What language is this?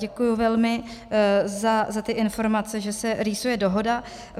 Czech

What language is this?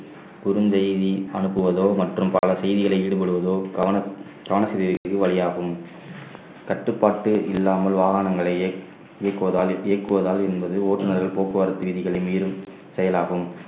Tamil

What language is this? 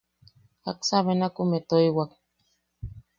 Yaqui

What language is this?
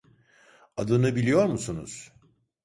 Turkish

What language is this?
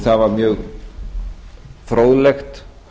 Icelandic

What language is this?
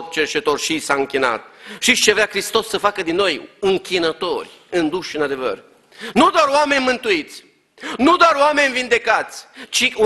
Romanian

